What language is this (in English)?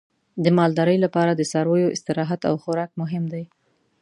Pashto